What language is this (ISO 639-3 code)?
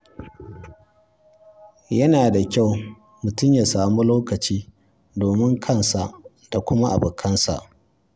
hau